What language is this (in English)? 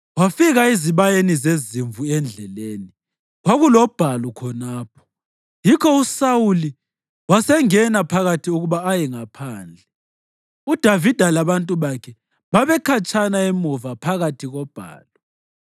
North Ndebele